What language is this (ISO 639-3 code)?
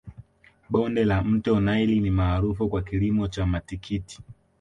swa